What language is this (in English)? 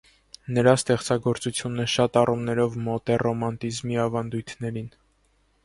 Armenian